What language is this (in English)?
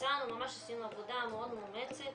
Hebrew